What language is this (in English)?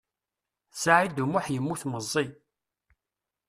Kabyle